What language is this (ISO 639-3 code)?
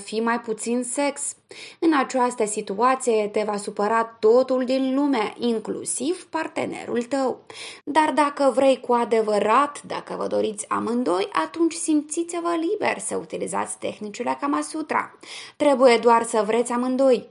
ron